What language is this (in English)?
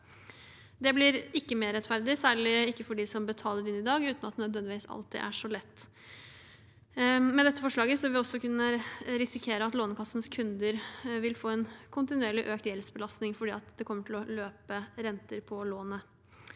Norwegian